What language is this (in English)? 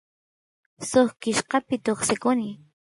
Santiago del Estero Quichua